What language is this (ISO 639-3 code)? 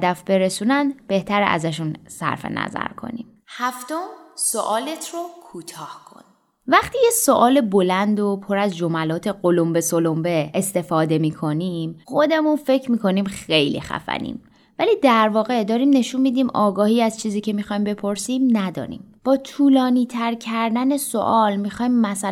fas